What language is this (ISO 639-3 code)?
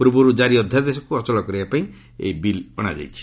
ori